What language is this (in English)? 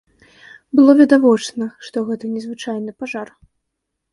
Belarusian